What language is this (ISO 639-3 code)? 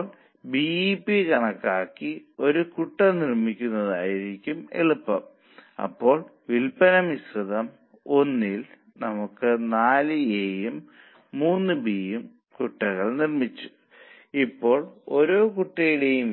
mal